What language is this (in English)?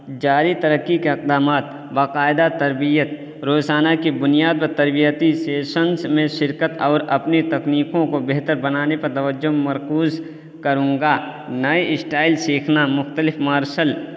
Urdu